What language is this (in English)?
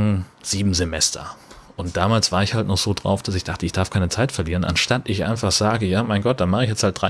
German